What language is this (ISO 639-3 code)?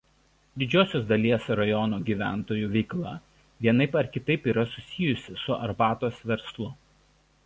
lit